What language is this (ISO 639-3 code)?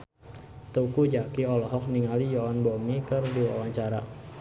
sun